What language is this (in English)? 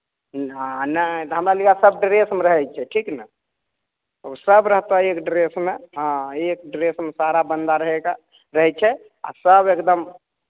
Maithili